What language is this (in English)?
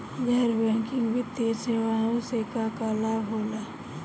Bhojpuri